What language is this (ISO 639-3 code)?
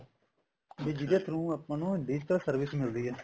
pan